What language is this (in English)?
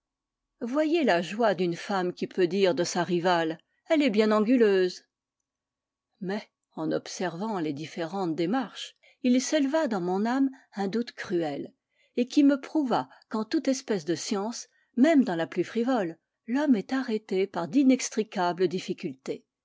French